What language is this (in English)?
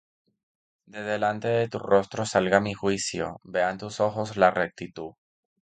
Spanish